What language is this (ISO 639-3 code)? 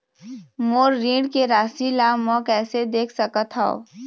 hne